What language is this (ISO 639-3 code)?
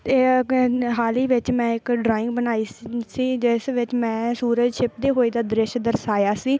pan